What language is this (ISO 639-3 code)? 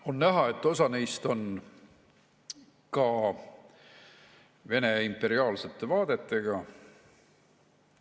est